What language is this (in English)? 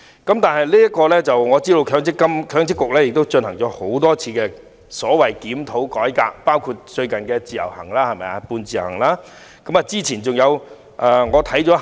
Cantonese